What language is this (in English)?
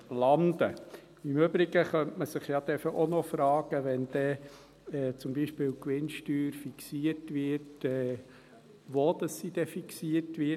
Swiss German